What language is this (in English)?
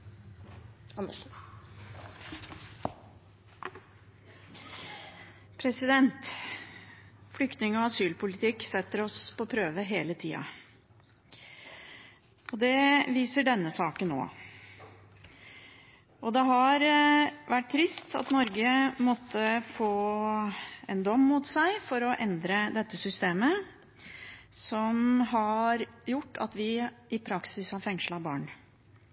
Norwegian Bokmål